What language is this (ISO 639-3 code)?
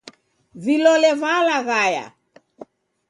dav